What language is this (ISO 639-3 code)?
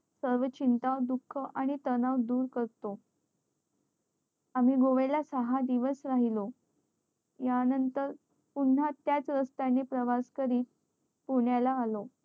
mar